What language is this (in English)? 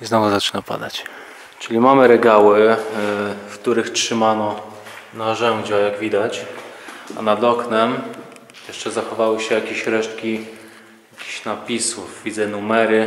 Polish